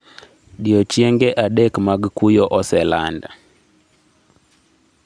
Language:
Luo (Kenya and Tanzania)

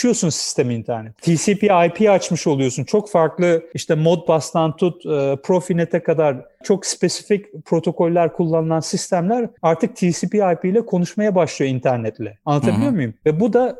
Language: Turkish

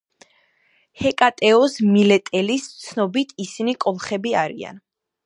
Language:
Georgian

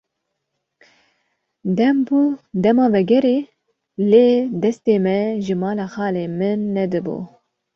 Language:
Kurdish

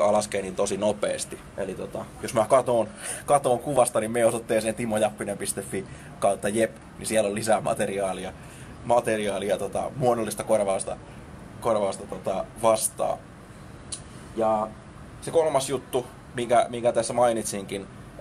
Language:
Finnish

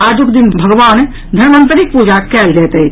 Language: Maithili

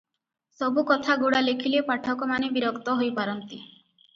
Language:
Odia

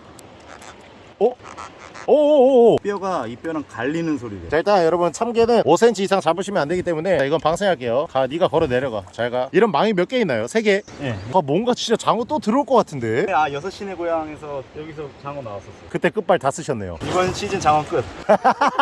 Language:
Korean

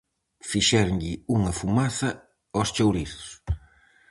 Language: Galician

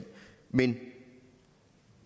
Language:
Danish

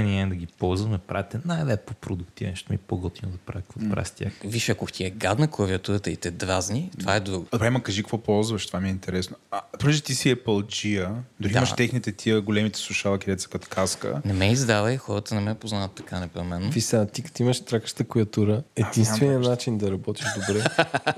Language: Bulgarian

